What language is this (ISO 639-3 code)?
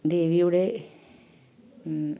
mal